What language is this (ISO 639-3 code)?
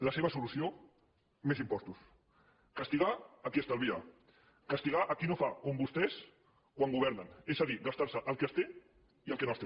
cat